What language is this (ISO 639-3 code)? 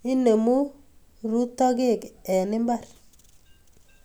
kln